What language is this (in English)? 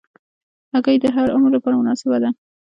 Pashto